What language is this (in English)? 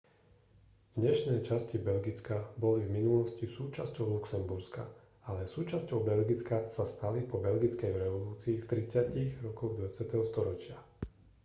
Slovak